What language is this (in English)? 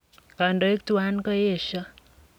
Kalenjin